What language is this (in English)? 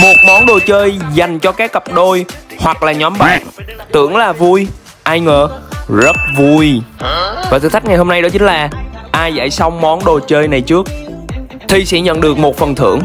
Vietnamese